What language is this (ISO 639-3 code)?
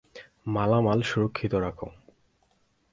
ben